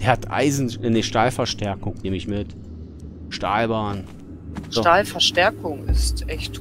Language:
German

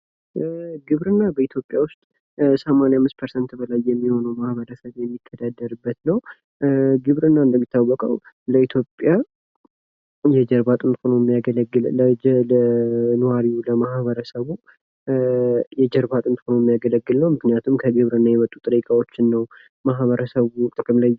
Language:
Amharic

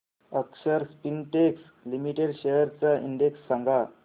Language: Marathi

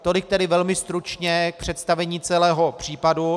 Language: Czech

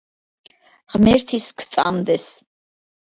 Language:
Georgian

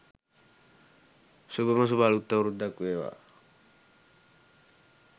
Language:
Sinhala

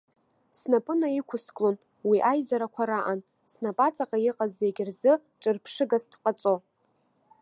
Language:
Abkhazian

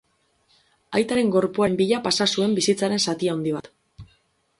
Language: Basque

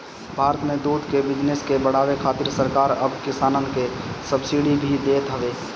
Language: Bhojpuri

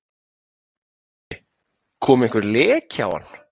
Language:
Icelandic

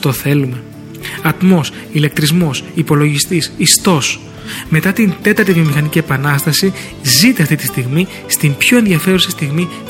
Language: Greek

